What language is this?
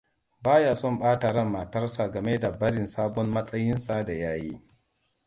Hausa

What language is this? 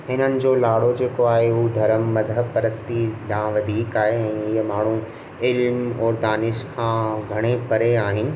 Sindhi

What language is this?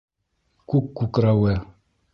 Bashkir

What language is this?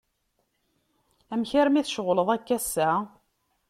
Kabyle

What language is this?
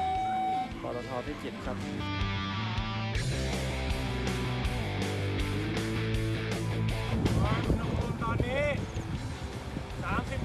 Thai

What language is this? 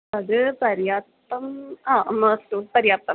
Sanskrit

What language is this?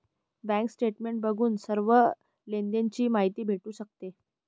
Marathi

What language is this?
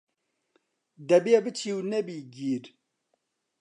Central Kurdish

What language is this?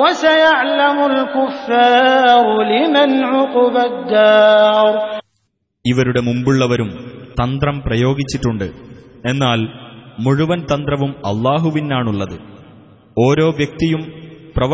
Arabic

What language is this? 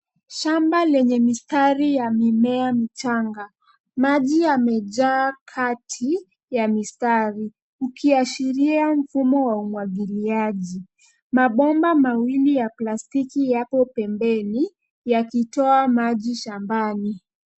Swahili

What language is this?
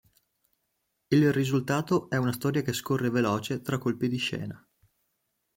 Italian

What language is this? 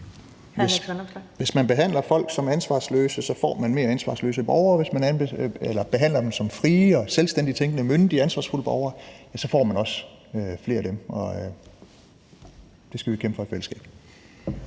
Danish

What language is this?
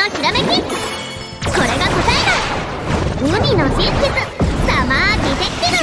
Japanese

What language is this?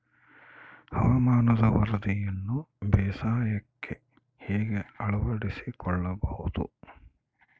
Kannada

